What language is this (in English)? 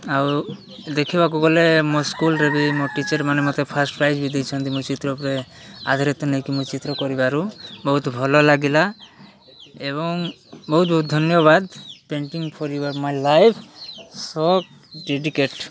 Odia